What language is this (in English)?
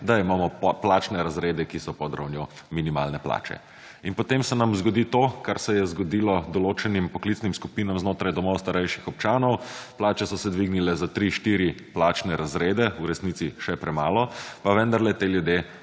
Slovenian